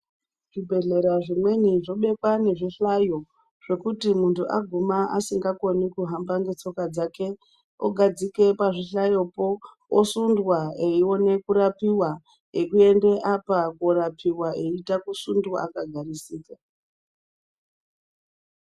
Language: Ndau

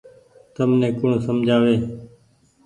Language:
Goaria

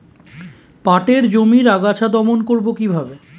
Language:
Bangla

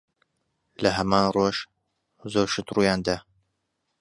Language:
Central Kurdish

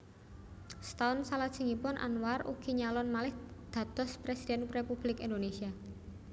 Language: Javanese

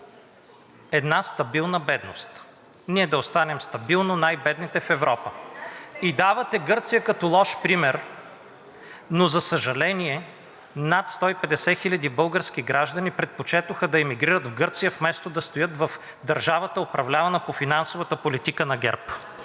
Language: Bulgarian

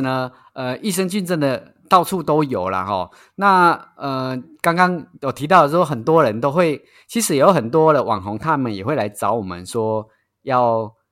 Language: Chinese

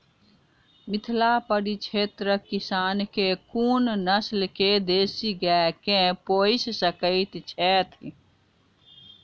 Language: Maithili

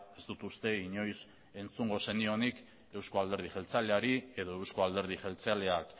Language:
Basque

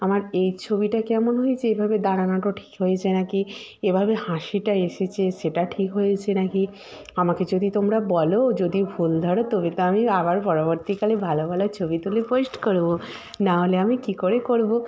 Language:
Bangla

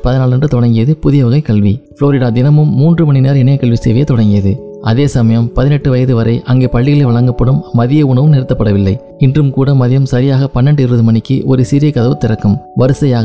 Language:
Tamil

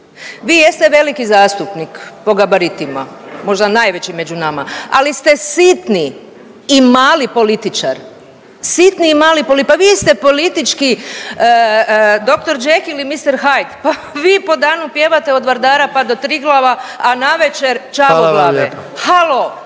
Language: Croatian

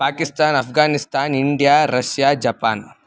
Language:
Sanskrit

